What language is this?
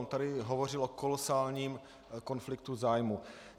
Czech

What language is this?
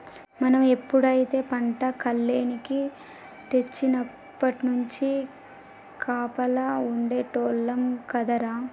Telugu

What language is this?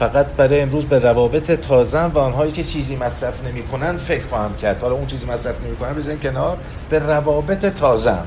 Persian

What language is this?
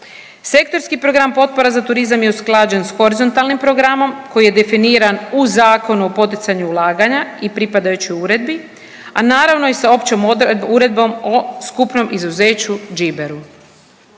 Croatian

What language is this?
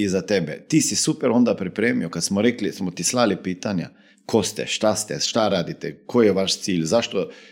Croatian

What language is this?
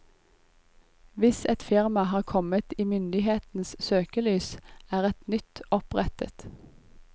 Norwegian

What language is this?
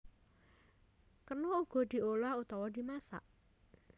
Javanese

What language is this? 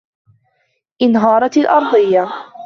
Arabic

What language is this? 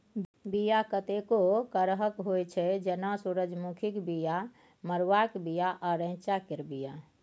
Maithili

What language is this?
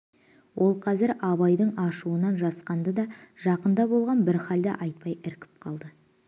Kazakh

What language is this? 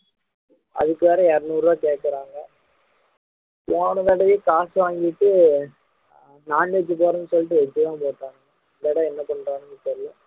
Tamil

